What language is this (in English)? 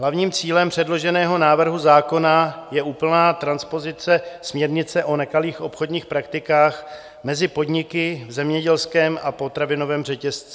Czech